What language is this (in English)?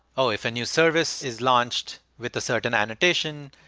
English